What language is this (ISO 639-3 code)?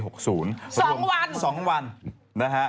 tha